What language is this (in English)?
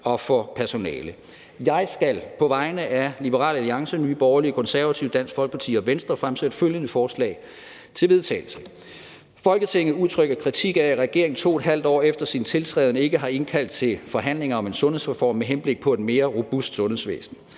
Danish